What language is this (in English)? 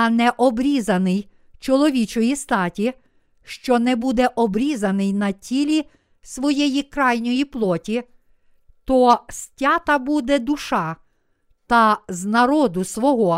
Ukrainian